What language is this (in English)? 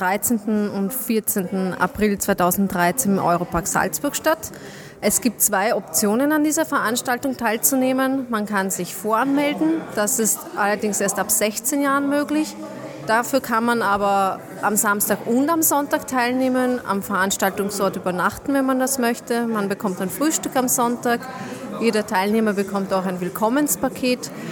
German